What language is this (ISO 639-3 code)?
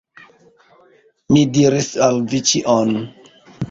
epo